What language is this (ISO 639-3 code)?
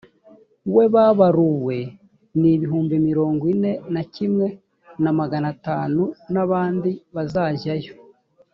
kin